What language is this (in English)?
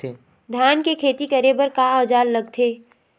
Chhattisgarhi